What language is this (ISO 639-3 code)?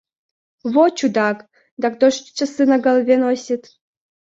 rus